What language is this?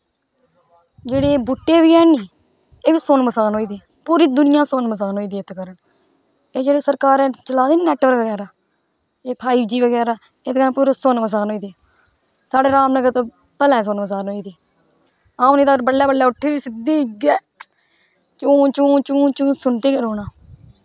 Dogri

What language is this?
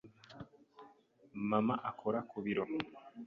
Kinyarwanda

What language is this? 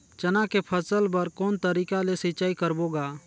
Chhattisgarhi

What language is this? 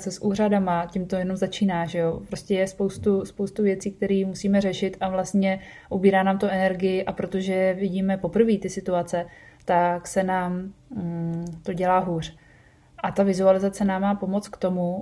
Czech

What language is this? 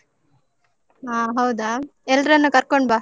Kannada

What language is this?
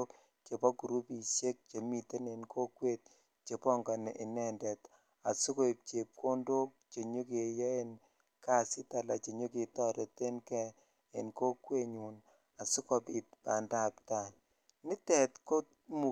Kalenjin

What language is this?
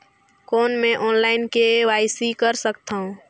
Chhattisgarhi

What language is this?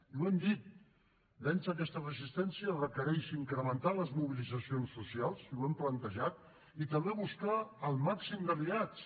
Catalan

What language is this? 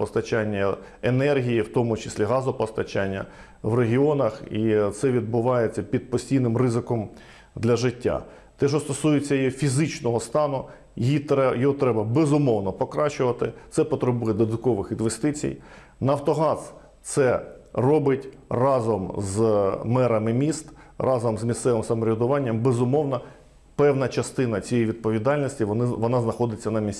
Ukrainian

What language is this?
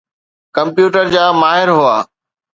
Sindhi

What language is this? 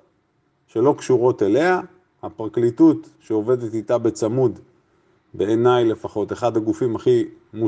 Hebrew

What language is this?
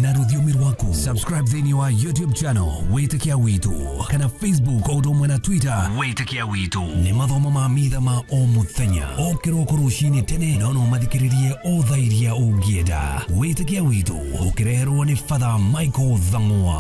Romanian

